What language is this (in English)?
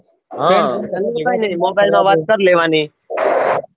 Gujarati